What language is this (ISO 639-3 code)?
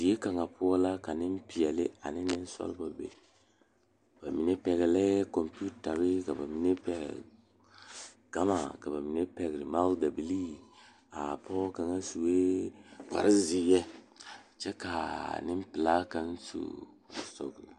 dga